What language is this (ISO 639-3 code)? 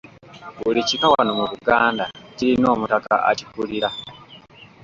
lug